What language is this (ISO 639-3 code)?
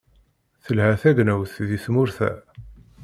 kab